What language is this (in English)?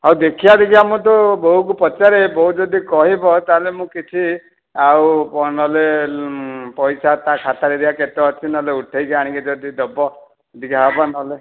Odia